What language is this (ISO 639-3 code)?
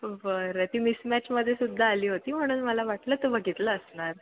mar